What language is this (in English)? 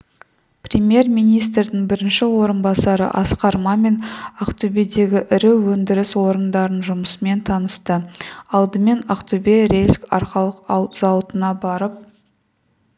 Kazakh